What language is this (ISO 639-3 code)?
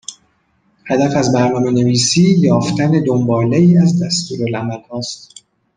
fas